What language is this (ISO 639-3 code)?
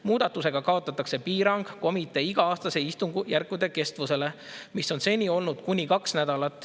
est